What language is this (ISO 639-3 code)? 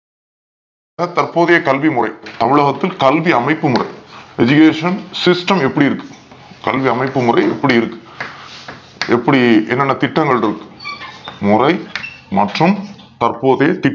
tam